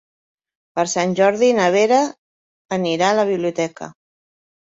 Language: Catalan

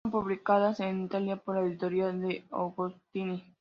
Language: Spanish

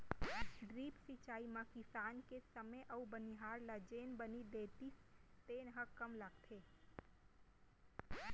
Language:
Chhattisgarhi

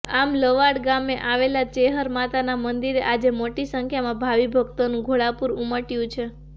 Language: Gujarati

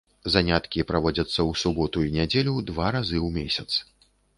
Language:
Belarusian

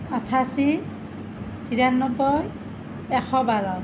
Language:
Assamese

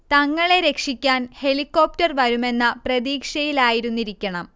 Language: Malayalam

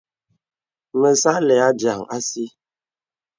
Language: Bebele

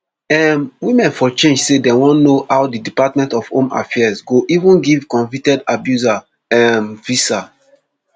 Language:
Nigerian Pidgin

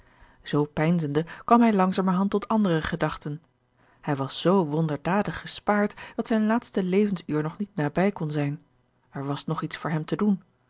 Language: Dutch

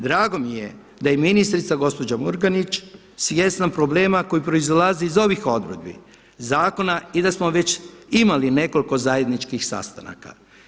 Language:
Croatian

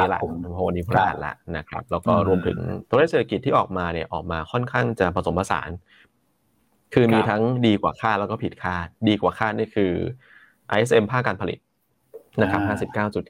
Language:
Thai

